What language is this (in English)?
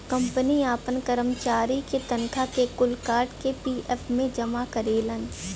Bhojpuri